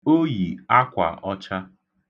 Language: Igbo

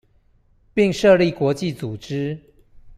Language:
Chinese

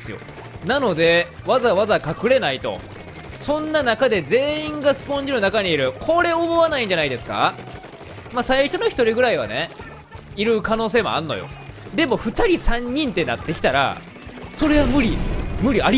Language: Japanese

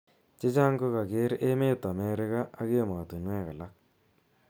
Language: Kalenjin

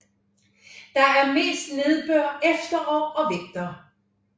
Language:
Danish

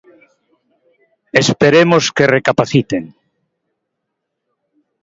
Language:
Galician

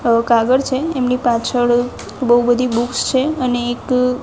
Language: Gujarati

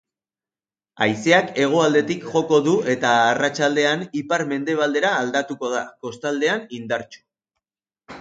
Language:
Basque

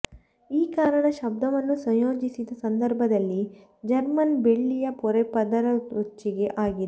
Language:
Kannada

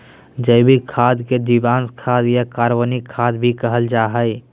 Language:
Magahi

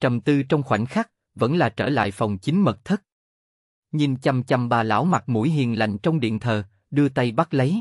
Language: Vietnamese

